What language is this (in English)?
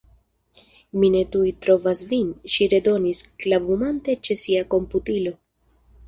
Esperanto